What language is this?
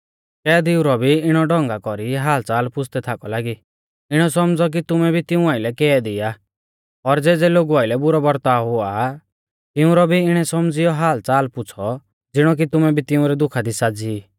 Mahasu Pahari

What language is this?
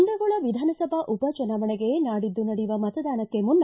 Kannada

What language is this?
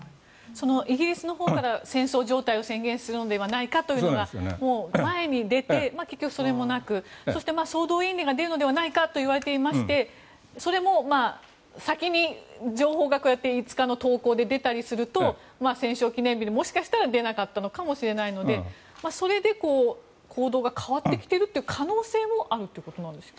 Japanese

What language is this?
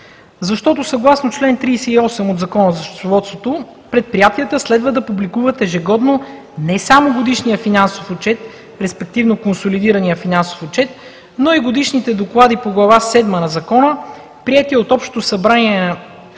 Bulgarian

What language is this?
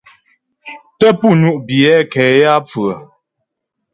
Ghomala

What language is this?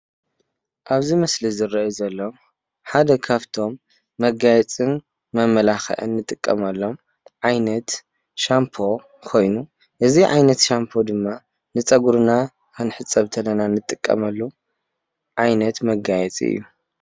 Tigrinya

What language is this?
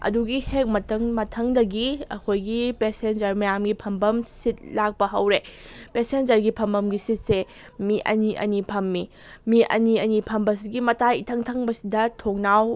Manipuri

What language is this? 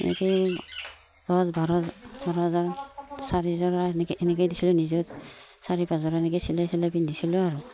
Assamese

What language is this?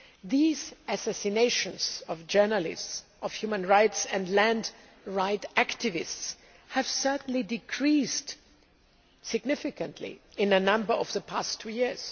English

